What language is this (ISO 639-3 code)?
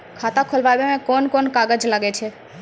mai